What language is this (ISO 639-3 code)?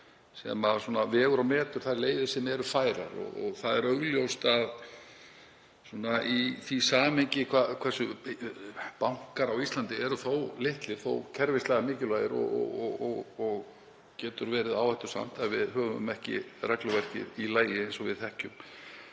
isl